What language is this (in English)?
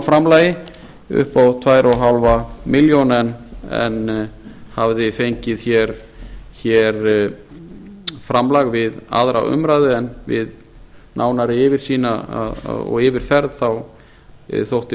Icelandic